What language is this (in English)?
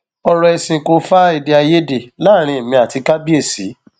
Yoruba